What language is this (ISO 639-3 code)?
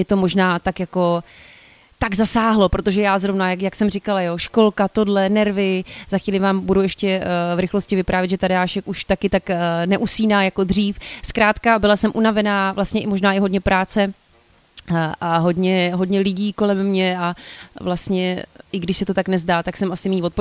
ces